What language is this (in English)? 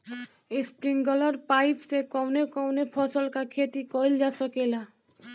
Bhojpuri